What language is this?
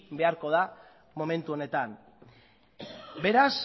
Basque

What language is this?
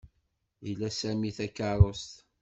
Kabyle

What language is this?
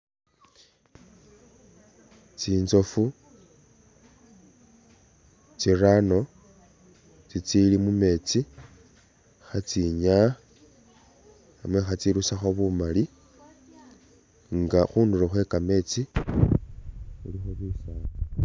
Masaaba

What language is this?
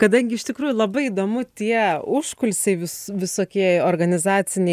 Lithuanian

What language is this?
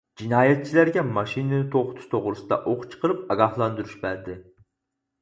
Uyghur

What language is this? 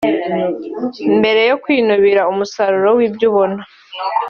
Kinyarwanda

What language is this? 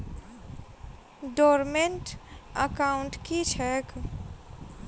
Maithili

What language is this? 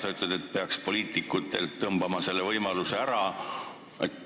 Estonian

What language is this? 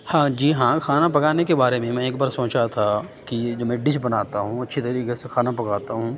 Urdu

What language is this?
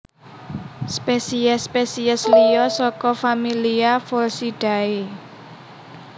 Javanese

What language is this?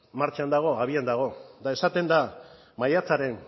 Basque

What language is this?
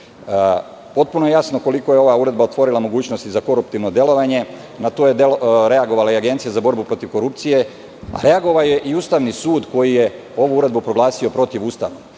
Serbian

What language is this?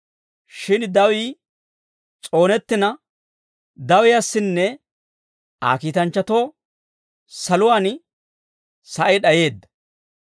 Dawro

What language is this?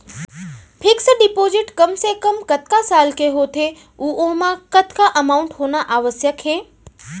Chhattisgarhi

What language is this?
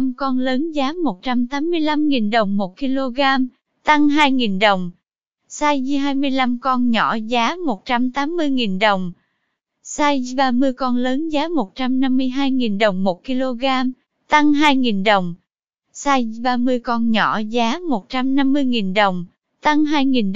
Vietnamese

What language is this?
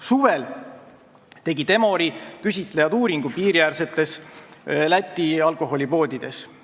Estonian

